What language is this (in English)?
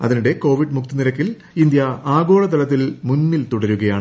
Malayalam